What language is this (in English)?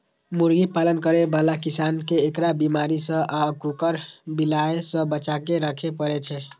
Maithili